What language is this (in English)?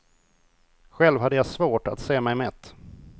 Swedish